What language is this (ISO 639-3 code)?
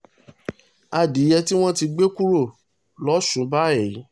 yor